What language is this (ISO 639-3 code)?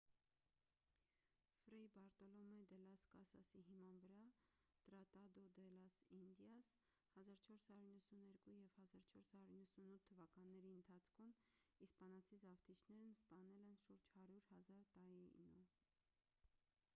hye